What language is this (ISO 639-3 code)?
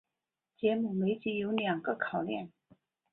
zho